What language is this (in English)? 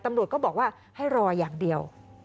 Thai